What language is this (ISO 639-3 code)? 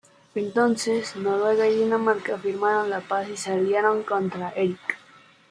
spa